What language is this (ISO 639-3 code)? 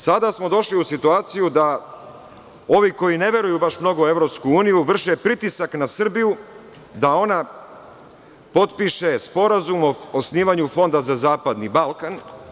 srp